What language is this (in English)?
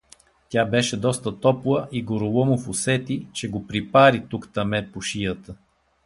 Bulgarian